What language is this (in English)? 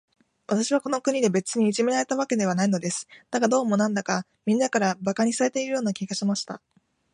Japanese